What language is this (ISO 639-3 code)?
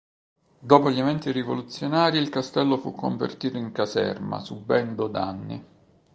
ita